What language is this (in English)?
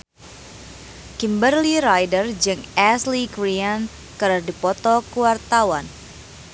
Sundanese